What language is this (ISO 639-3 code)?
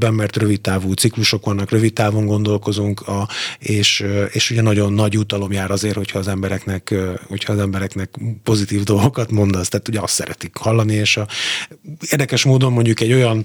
hun